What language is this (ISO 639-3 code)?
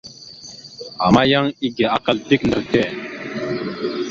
mxu